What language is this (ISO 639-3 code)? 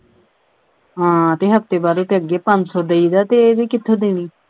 pan